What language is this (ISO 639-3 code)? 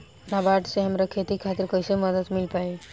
bho